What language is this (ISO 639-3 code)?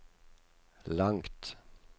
nor